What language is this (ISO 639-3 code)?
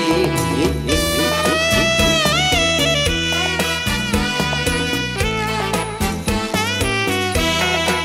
tha